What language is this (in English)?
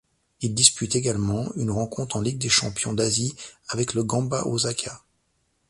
French